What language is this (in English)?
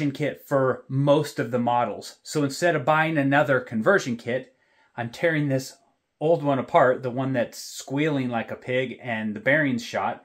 English